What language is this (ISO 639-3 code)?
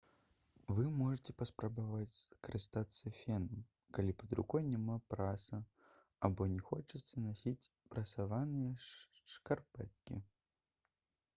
bel